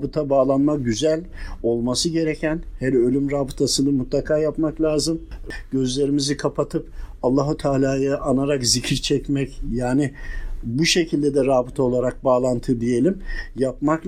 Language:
Turkish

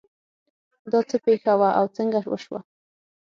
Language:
Pashto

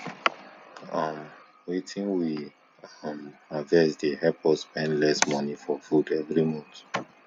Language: Nigerian Pidgin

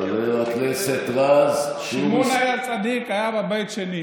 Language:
Hebrew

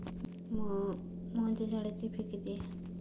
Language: Marathi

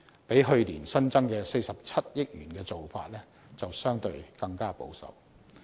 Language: Cantonese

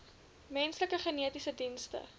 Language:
Afrikaans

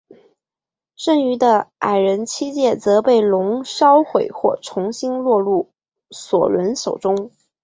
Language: Chinese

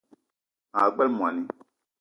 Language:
Eton (Cameroon)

